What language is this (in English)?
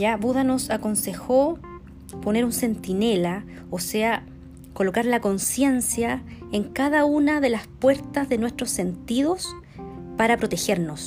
Spanish